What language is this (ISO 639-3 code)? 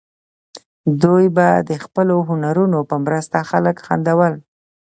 pus